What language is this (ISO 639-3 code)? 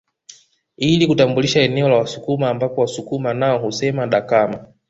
swa